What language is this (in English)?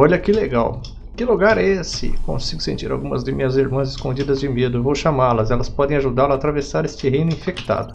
Portuguese